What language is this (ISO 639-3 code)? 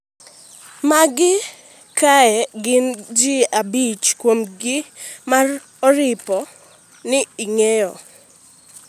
luo